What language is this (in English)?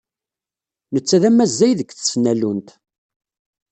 Kabyle